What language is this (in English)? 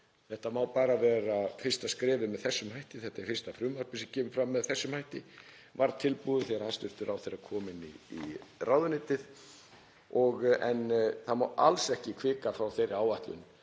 Icelandic